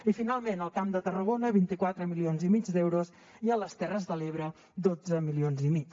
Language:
Catalan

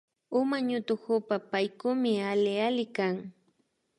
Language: Imbabura Highland Quichua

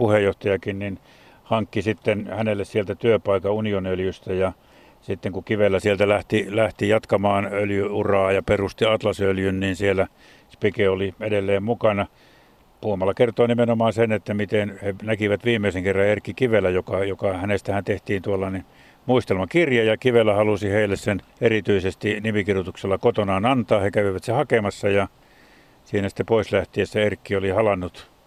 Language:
Finnish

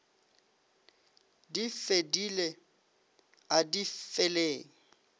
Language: Northern Sotho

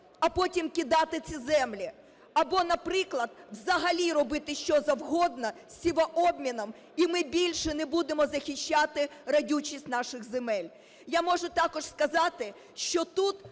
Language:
Ukrainian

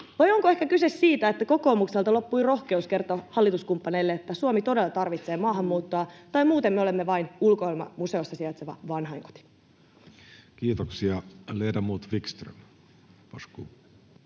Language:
Finnish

